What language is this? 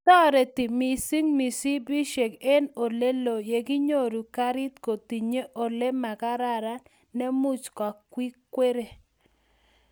Kalenjin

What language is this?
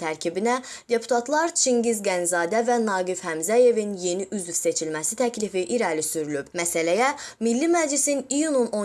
Azerbaijani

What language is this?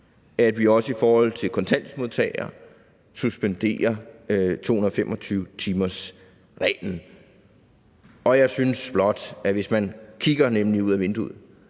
Danish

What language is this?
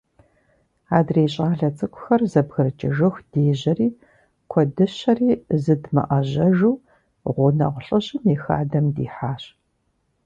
Kabardian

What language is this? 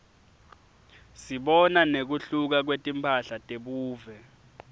Swati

